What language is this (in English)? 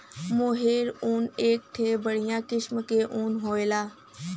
Bhojpuri